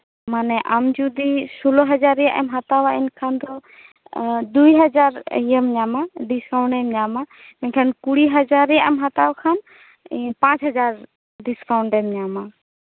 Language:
Santali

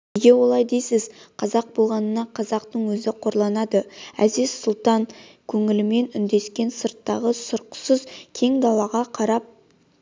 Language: Kazakh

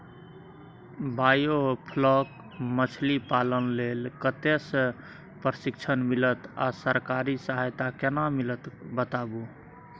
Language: Maithili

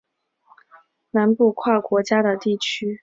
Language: Chinese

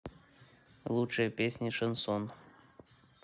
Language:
Russian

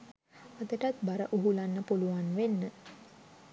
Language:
Sinhala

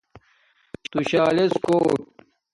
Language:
Domaaki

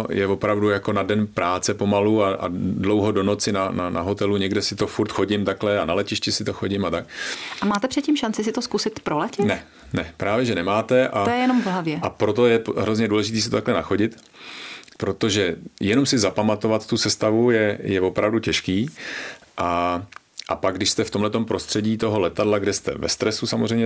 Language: Czech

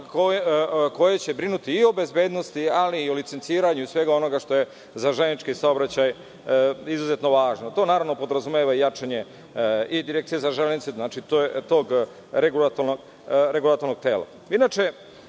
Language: Serbian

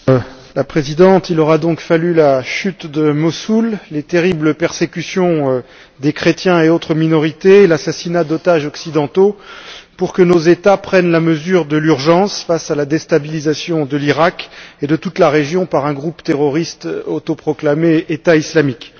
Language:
French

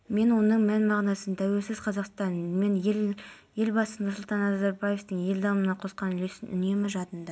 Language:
Kazakh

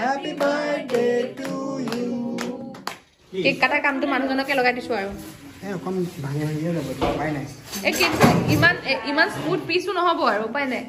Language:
Indonesian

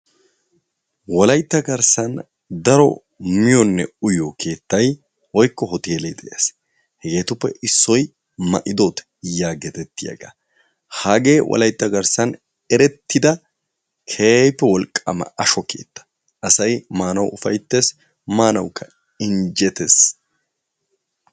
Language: Wolaytta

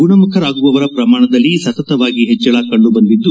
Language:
Kannada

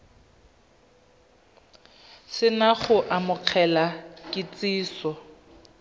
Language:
Tswana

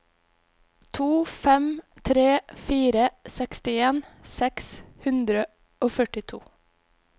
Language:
Norwegian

